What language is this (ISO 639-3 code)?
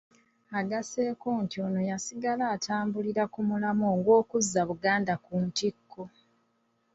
lug